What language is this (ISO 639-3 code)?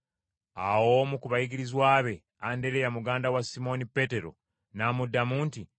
lug